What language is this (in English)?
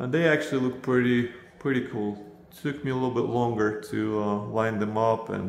English